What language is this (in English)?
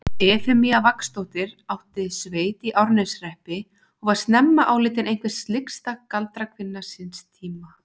Icelandic